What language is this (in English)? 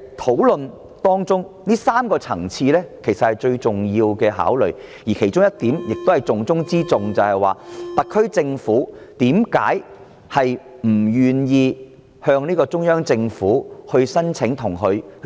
Cantonese